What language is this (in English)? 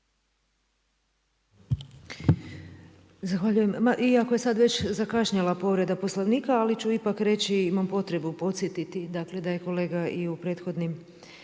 Croatian